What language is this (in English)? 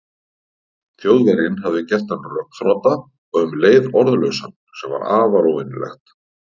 Icelandic